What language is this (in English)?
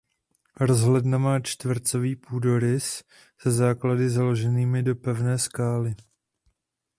Czech